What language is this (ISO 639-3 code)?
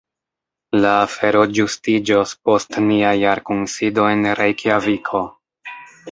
epo